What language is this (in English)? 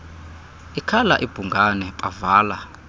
Xhosa